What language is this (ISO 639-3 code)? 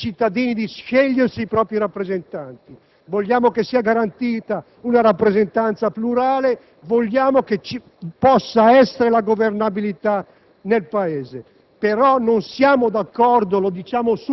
ita